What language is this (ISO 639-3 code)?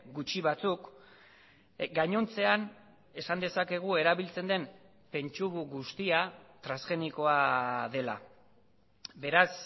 eus